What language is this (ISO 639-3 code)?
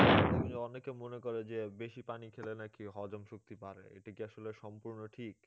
ben